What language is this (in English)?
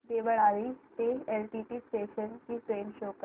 Marathi